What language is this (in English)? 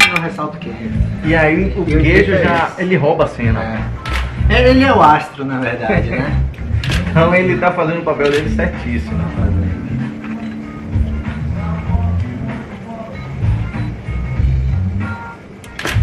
Portuguese